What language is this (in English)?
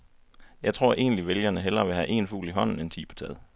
Danish